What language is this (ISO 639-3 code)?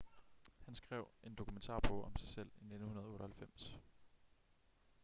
dan